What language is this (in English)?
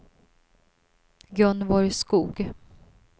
Swedish